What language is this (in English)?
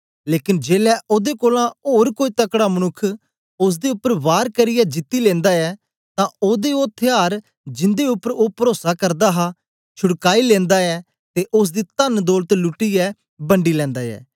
Dogri